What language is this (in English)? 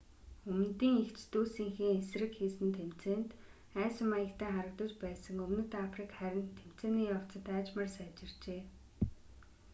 Mongolian